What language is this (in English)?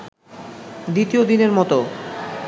Bangla